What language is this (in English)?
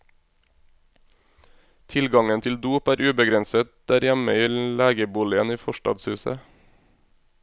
Norwegian